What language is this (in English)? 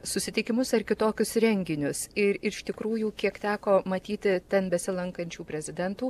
Lithuanian